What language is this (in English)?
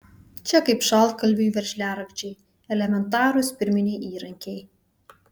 Lithuanian